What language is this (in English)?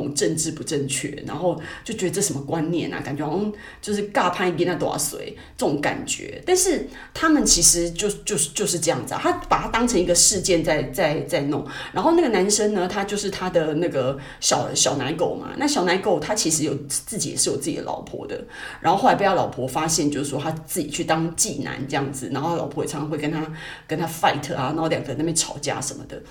Chinese